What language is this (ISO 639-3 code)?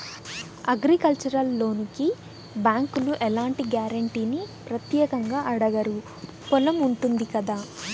tel